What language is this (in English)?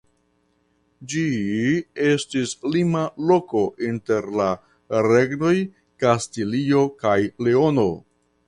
Esperanto